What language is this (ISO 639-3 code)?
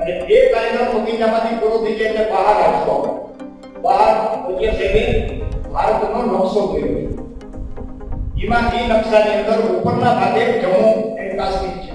guj